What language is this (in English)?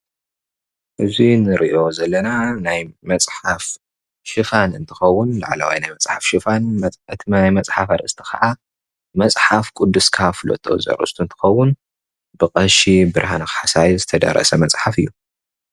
Tigrinya